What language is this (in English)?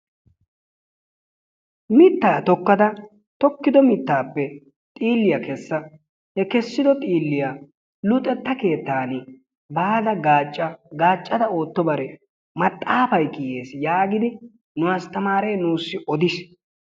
Wolaytta